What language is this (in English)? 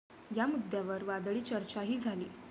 Marathi